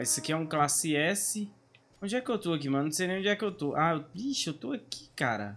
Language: Portuguese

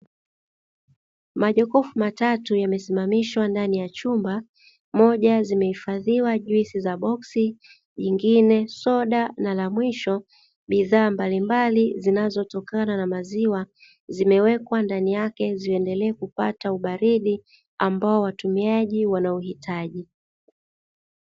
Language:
Swahili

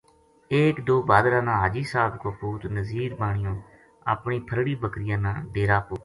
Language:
Gujari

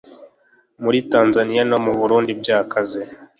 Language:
Kinyarwanda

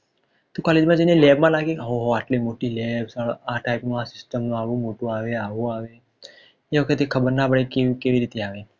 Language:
Gujarati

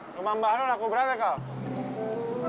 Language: Indonesian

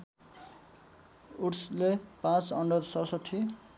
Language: Nepali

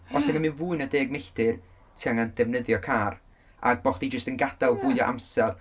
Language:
Welsh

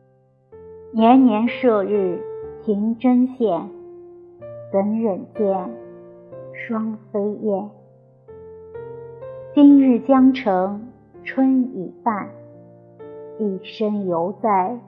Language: Chinese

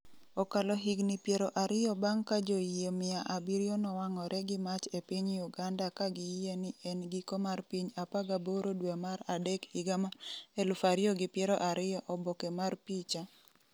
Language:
Luo (Kenya and Tanzania)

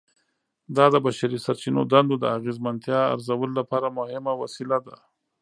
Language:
Pashto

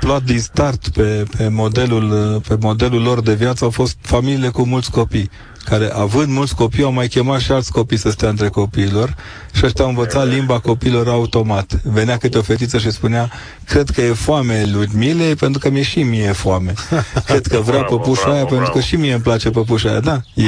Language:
Romanian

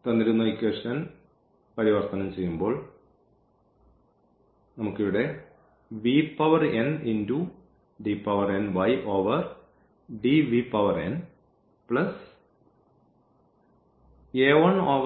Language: Malayalam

